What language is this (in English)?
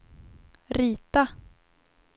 Swedish